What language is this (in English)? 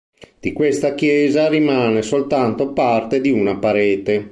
Italian